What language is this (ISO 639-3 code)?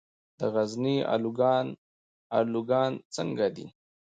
pus